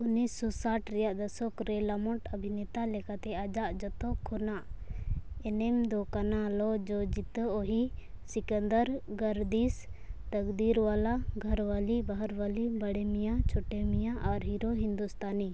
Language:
Santali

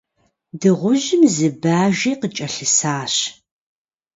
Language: Kabardian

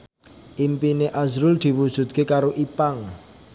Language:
Javanese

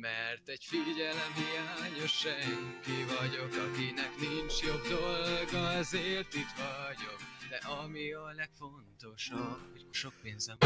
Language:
Hungarian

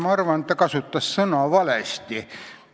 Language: Estonian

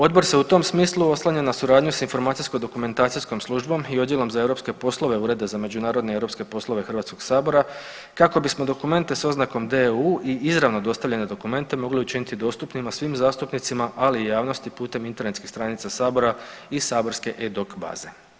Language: Croatian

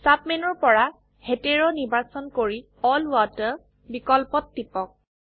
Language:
Assamese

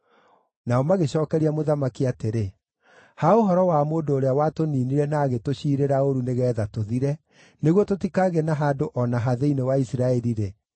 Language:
Kikuyu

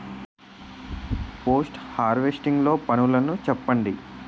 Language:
Telugu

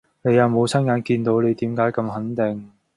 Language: Cantonese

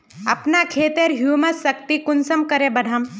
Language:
Magahi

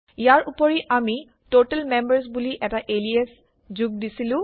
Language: Assamese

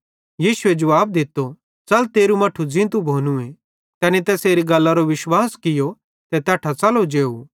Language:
Bhadrawahi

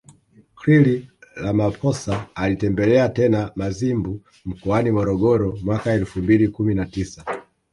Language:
Swahili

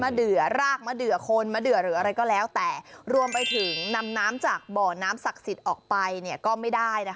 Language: Thai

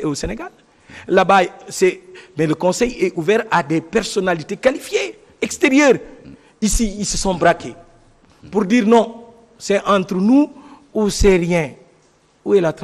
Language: French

